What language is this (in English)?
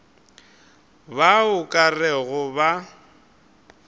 Northern Sotho